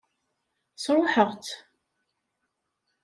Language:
Kabyle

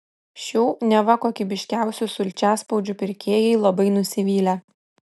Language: Lithuanian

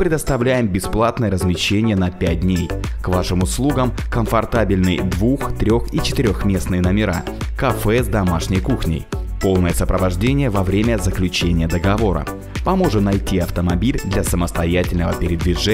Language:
Russian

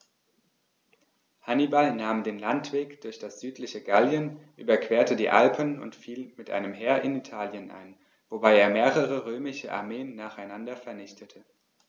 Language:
German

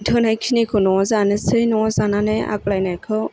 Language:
Bodo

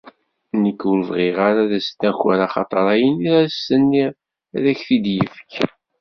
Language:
Kabyle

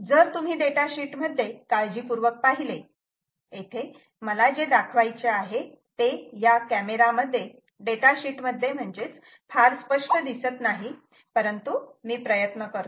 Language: Marathi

